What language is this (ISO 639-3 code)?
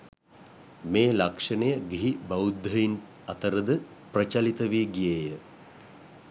sin